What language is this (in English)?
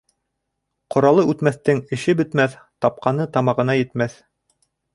Bashkir